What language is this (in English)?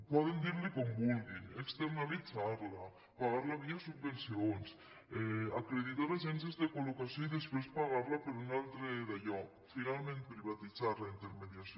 Catalan